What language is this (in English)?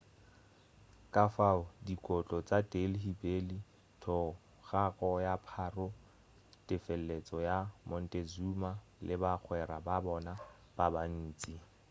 Northern Sotho